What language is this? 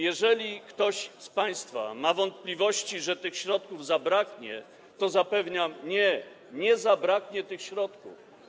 Polish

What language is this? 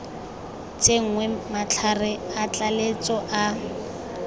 Tswana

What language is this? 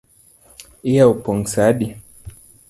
Luo (Kenya and Tanzania)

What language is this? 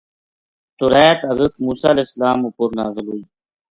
Gujari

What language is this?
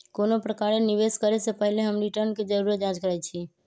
Magahi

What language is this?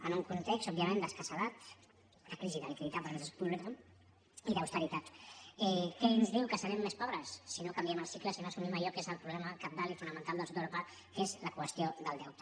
Catalan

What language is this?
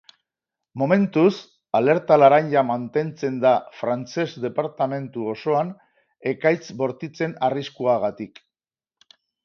Basque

